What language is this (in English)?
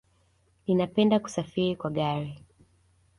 Swahili